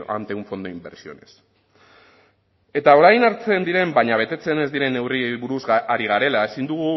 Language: Basque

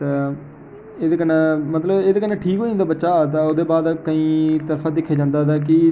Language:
Dogri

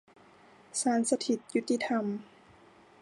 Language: Thai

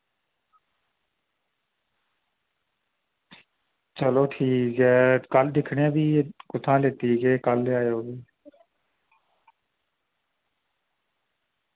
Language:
Dogri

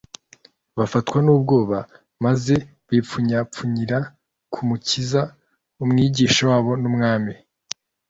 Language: Kinyarwanda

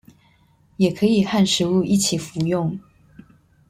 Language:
Chinese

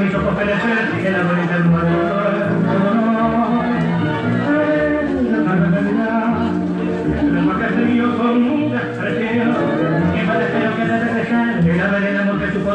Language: Arabic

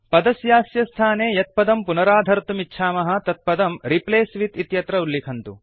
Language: Sanskrit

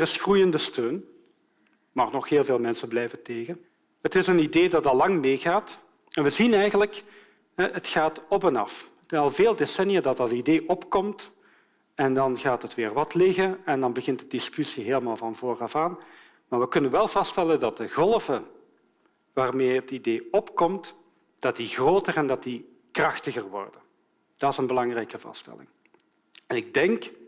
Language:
Dutch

